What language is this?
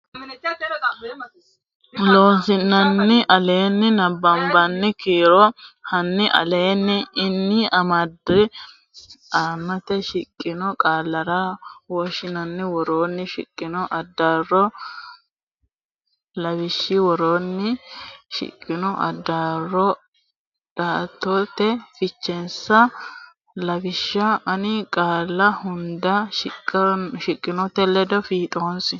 Sidamo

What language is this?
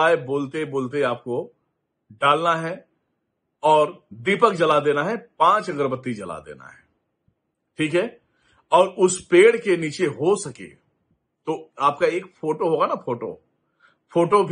Hindi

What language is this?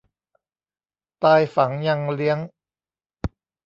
Thai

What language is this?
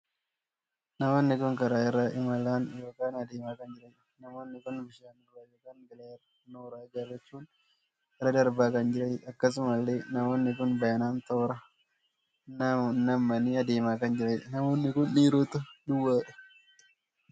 Oromo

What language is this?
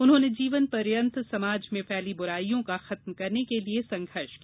Hindi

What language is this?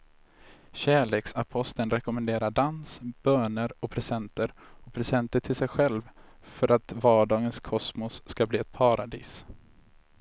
Swedish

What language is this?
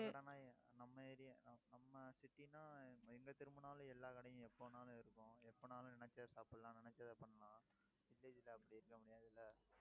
Tamil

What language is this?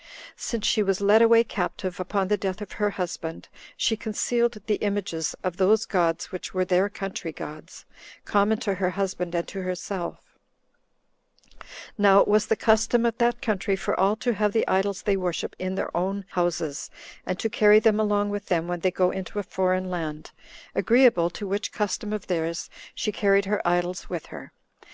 English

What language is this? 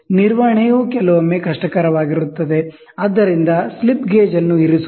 Kannada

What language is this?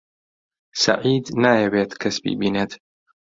Central Kurdish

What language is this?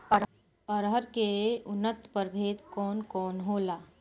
Bhojpuri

